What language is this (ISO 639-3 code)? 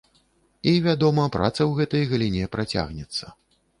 bel